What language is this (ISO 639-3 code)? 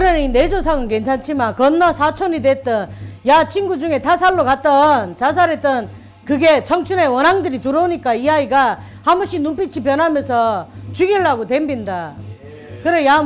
kor